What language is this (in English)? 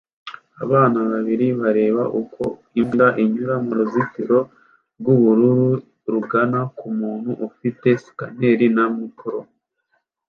Kinyarwanda